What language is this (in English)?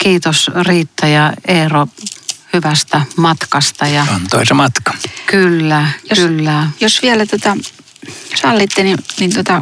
Finnish